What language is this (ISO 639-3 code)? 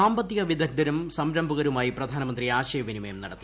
mal